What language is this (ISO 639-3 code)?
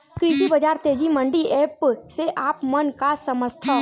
hne